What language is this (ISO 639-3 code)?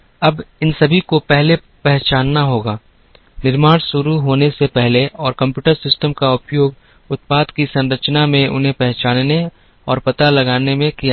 hin